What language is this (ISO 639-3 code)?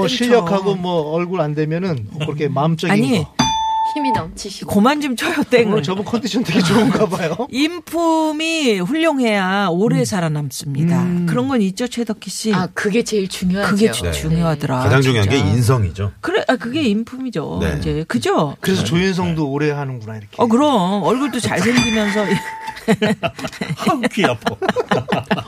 kor